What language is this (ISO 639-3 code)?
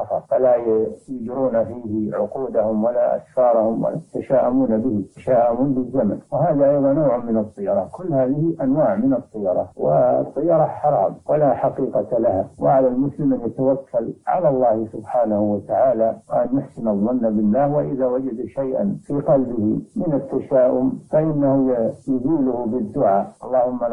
ara